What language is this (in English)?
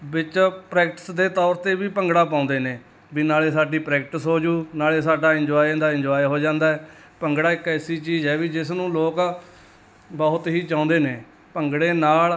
Punjabi